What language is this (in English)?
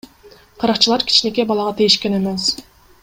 Kyrgyz